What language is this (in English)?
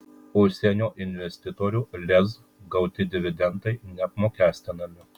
Lithuanian